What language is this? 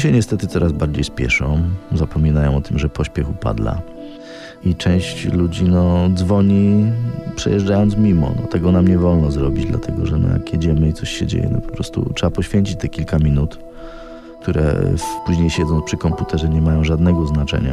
Polish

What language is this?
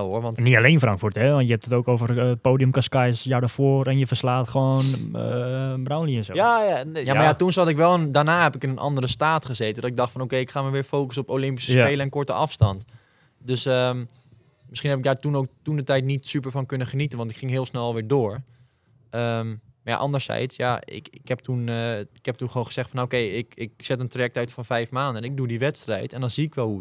Dutch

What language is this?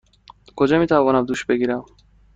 Persian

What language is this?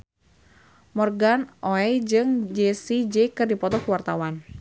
Sundanese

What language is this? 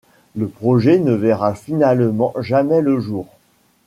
French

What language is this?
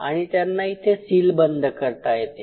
Marathi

